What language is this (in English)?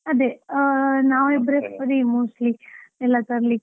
Kannada